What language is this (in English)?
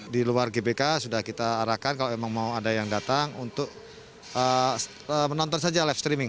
Indonesian